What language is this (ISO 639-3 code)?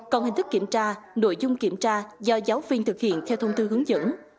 vie